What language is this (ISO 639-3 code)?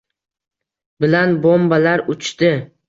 uzb